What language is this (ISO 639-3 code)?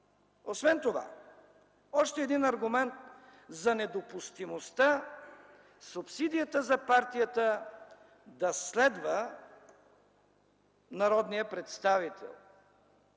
bul